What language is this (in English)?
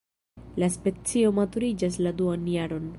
Esperanto